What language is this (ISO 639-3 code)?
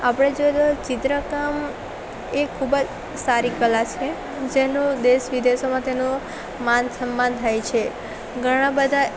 guj